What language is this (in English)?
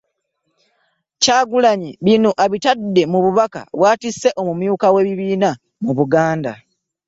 Ganda